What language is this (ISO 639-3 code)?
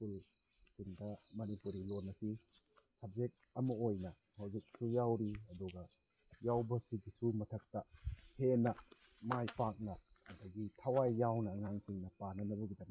mni